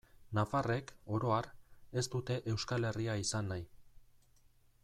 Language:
Basque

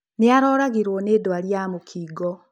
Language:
Kikuyu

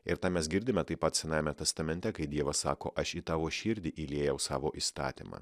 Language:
Lithuanian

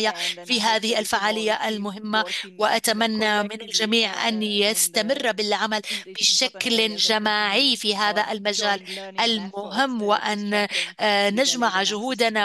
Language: Arabic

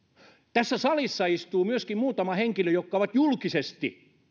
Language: Finnish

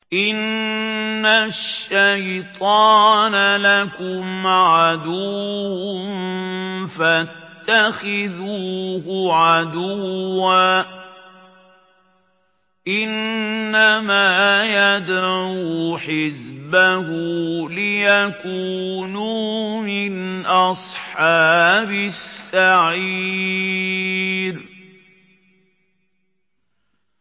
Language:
Arabic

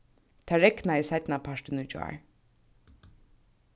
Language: Faroese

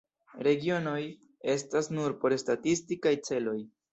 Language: Esperanto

